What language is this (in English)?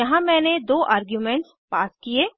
Hindi